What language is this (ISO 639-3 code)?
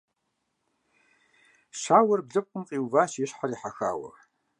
kbd